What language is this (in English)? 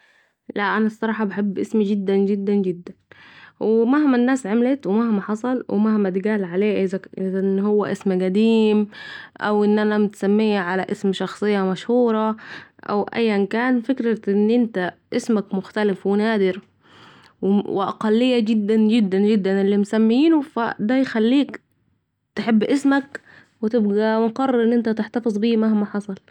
Saidi Arabic